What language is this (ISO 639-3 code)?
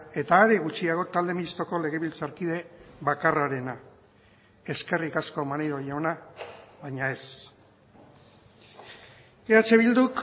eus